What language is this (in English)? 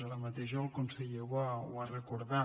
Catalan